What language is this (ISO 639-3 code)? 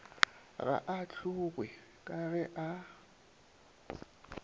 nso